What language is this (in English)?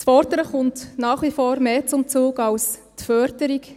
Swiss German